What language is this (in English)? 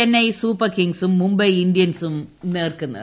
Malayalam